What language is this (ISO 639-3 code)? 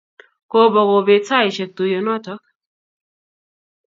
kln